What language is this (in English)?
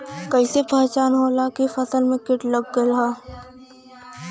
Bhojpuri